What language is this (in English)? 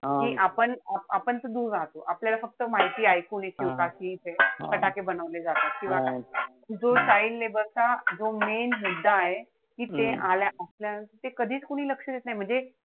Marathi